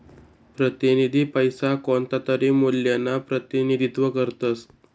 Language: Marathi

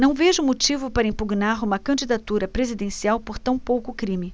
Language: Portuguese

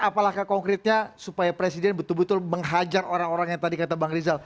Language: Indonesian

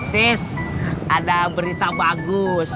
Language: Indonesian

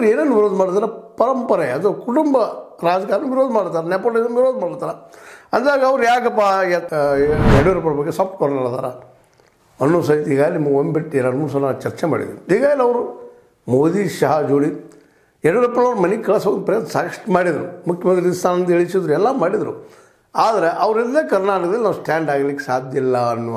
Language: Kannada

